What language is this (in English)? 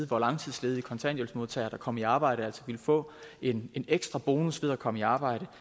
Danish